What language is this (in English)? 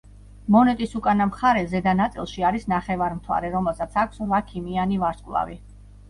Georgian